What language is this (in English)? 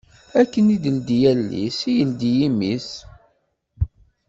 Kabyle